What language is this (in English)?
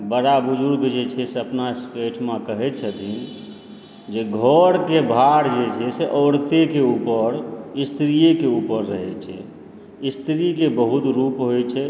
Maithili